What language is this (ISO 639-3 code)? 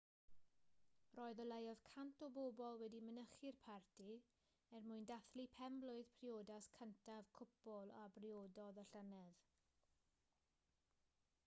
cym